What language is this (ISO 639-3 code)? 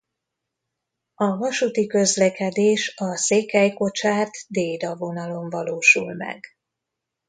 hun